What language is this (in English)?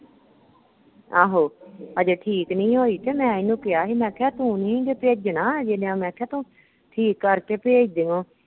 Punjabi